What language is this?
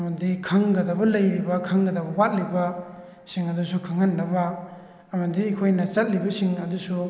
Manipuri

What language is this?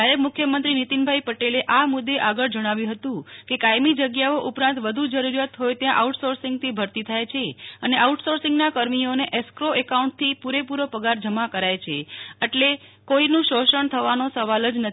Gujarati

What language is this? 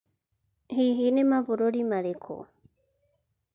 Kikuyu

